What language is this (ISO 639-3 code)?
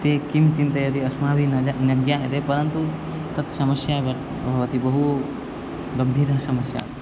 san